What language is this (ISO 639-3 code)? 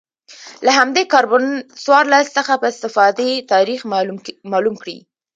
pus